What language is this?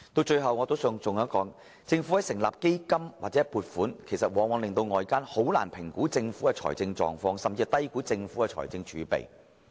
Cantonese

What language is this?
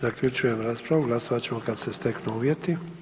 Croatian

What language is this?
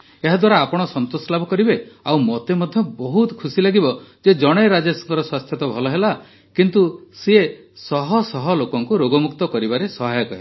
Odia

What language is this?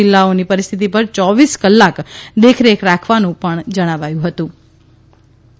Gujarati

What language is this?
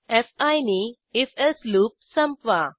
Marathi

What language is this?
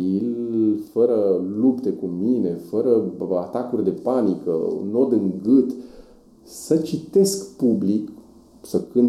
Romanian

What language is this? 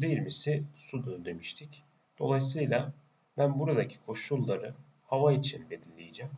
Turkish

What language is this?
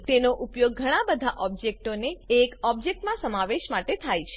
Gujarati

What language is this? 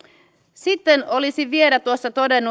Finnish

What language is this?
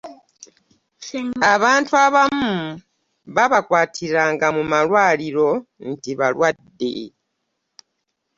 Ganda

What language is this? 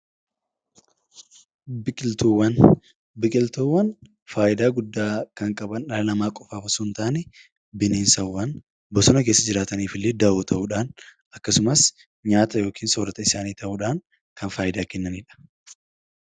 Oromo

